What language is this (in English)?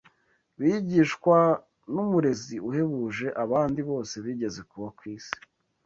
Kinyarwanda